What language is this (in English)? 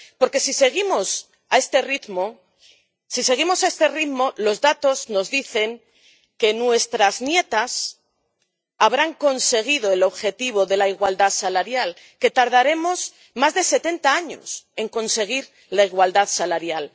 Spanish